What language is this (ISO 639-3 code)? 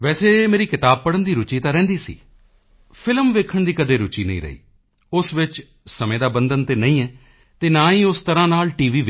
pan